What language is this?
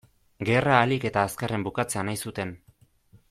Basque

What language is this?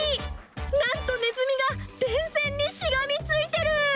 Japanese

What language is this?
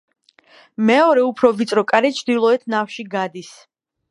Georgian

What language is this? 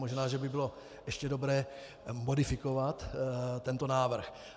Czech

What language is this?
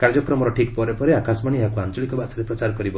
Odia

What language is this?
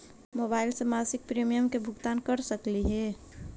Magahi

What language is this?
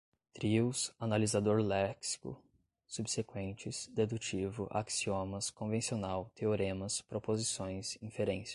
Portuguese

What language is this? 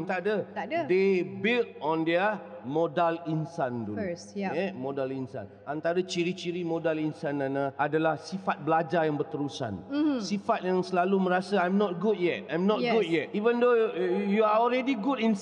Malay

